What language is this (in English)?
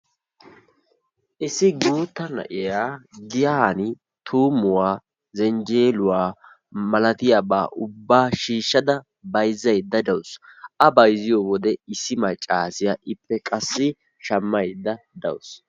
Wolaytta